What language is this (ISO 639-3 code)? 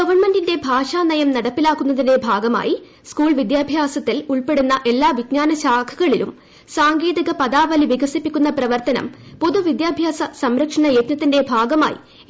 mal